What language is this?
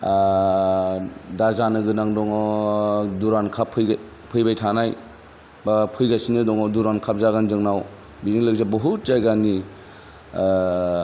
Bodo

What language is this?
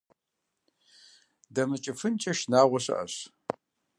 Kabardian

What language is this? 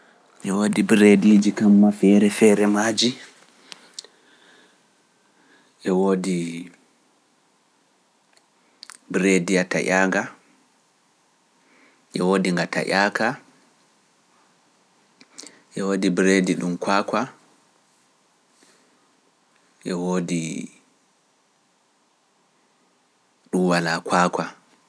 Pular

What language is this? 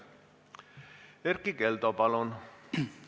Estonian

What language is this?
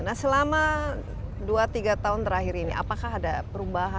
Indonesian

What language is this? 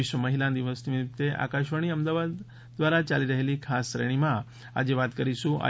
Gujarati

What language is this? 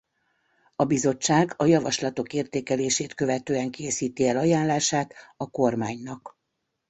Hungarian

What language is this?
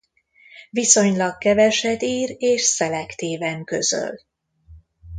Hungarian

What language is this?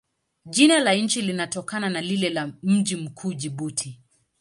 Swahili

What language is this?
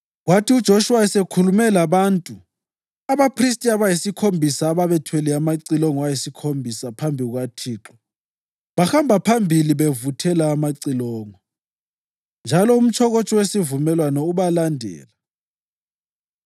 North Ndebele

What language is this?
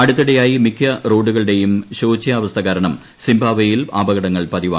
Malayalam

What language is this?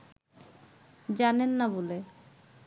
Bangla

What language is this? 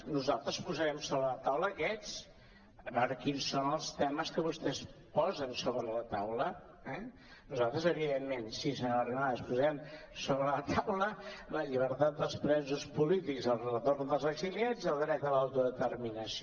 Catalan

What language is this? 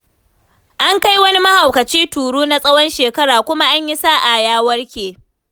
Hausa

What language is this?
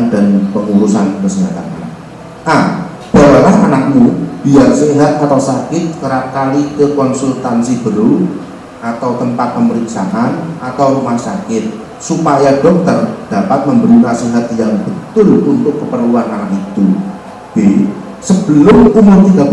Indonesian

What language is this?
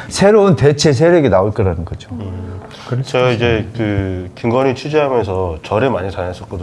Korean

